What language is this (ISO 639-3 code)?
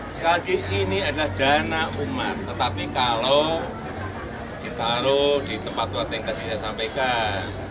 ind